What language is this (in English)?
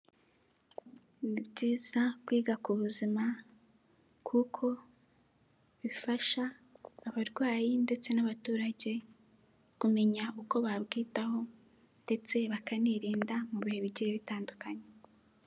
Kinyarwanda